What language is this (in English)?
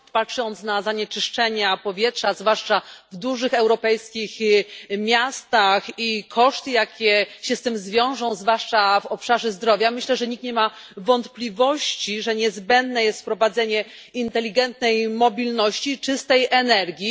Polish